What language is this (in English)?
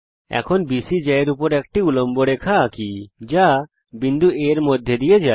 Bangla